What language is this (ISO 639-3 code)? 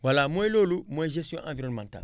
wol